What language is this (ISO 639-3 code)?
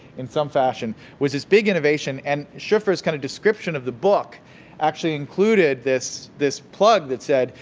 eng